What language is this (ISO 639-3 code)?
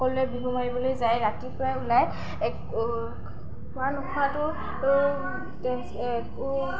asm